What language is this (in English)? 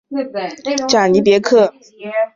Chinese